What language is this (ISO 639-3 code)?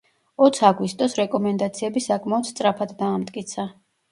kat